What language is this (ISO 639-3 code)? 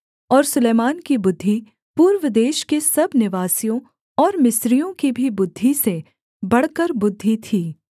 hin